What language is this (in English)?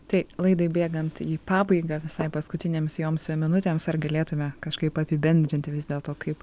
Lithuanian